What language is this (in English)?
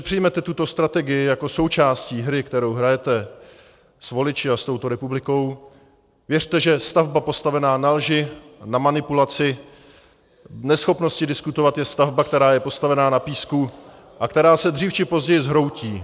Czech